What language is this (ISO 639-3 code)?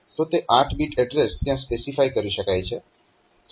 guj